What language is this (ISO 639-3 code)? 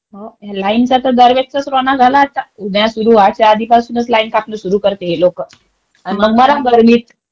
mar